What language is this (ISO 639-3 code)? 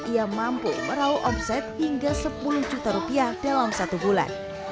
ind